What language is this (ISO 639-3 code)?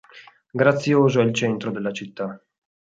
ita